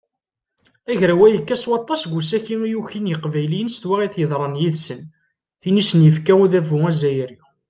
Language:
Kabyle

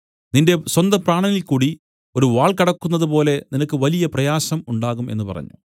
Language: Malayalam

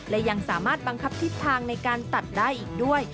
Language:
Thai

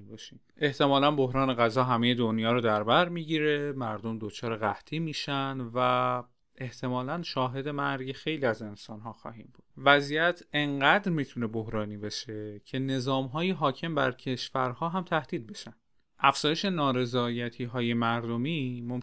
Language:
Persian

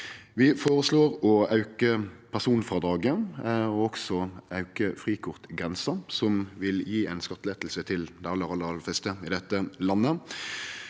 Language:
Norwegian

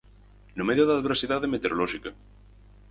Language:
Galician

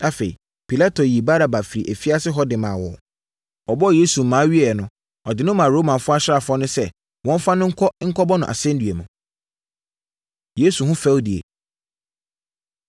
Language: Akan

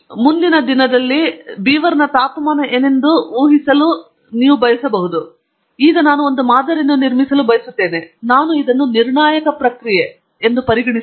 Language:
Kannada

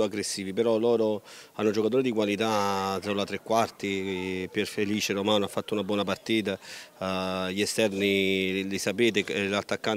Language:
Italian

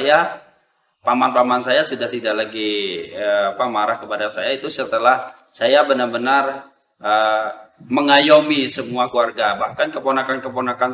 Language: Indonesian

